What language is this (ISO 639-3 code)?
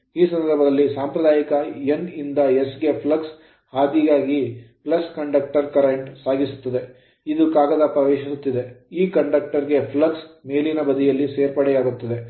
kan